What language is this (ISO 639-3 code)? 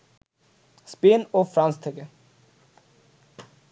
ben